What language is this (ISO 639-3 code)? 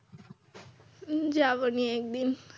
ben